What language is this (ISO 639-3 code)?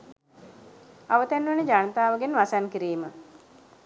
sin